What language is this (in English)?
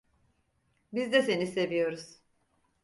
Turkish